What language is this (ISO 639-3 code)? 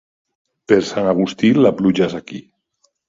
cat